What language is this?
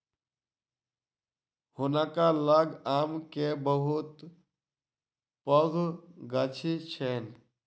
Maithili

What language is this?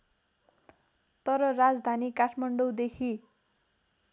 Nepali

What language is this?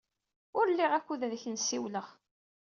Kabyle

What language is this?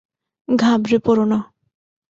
Bangla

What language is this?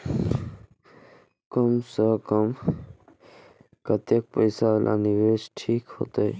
Maithili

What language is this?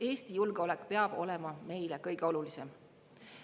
Estonian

